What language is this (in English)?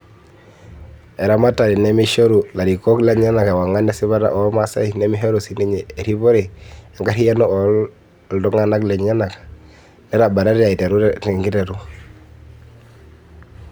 Masai